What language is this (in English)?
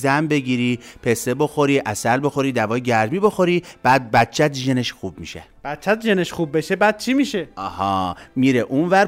Persian